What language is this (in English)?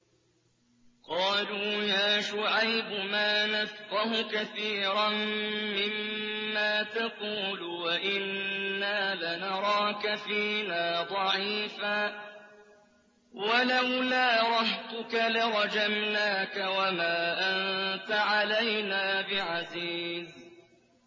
Arabic